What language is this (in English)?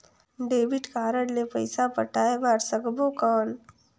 Chhattisgarhi